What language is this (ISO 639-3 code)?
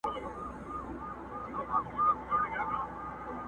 pus